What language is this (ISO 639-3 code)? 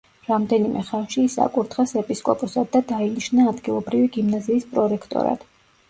kat